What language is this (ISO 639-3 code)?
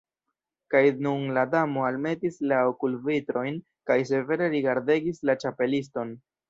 epo